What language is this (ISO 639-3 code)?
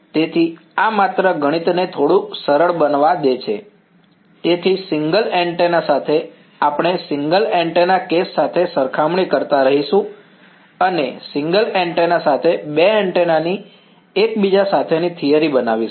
guj